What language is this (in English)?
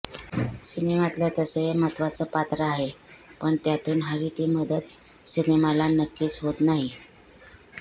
Marathi